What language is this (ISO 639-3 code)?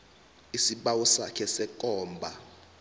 nbl